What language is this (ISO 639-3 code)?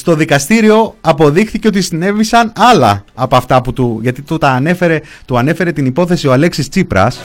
ell